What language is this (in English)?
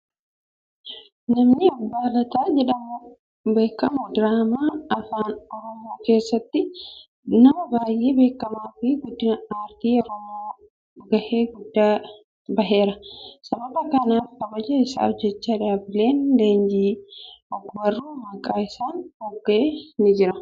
Oromo